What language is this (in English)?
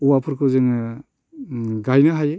Bodo